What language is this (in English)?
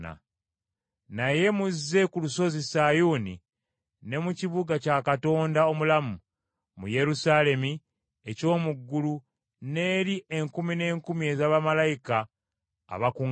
Ganda